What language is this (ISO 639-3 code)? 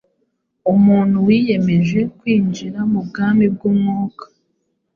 kin